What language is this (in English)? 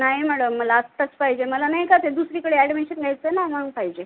Marathi